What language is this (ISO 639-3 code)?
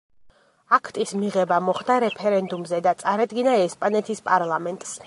kat